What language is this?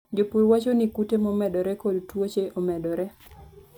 Luo (Kenya and Tanzania)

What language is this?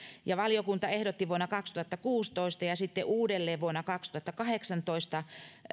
Finnish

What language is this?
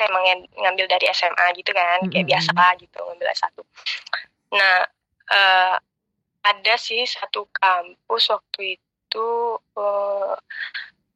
Indonesian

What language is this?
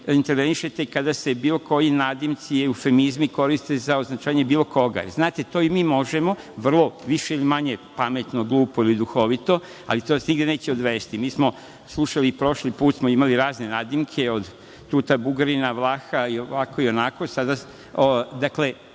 Serbian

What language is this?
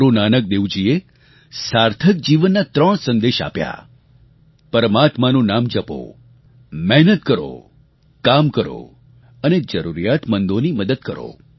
Gujarati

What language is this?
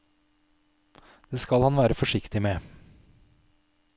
Norwegian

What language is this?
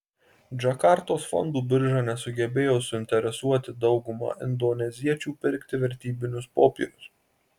Lithuanian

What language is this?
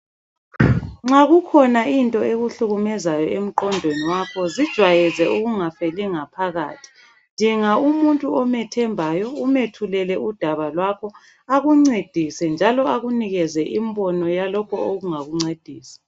North Ndebele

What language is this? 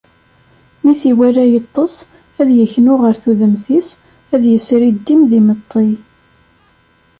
Kabyle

